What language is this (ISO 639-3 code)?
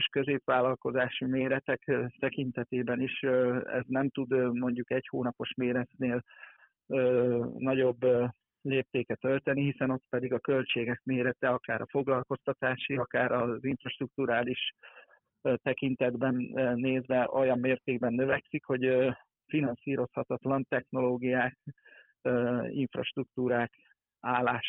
hun